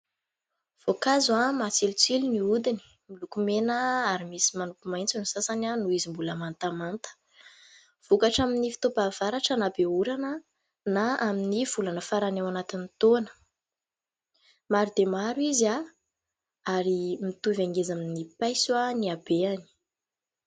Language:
Malagasy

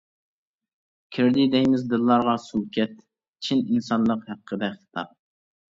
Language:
Uyghur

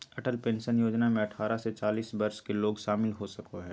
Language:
Magahi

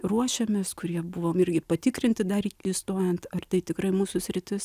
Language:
Lithuanian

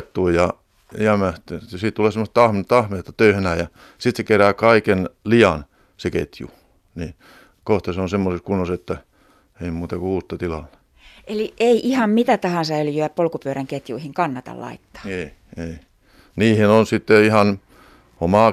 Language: Finnish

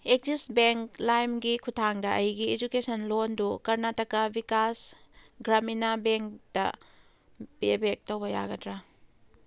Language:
Manipuri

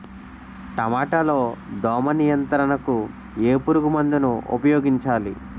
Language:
Telugu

